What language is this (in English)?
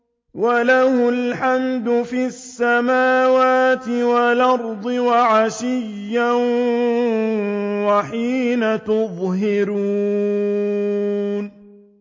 Arabic